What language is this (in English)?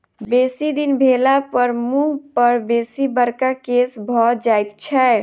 Maithili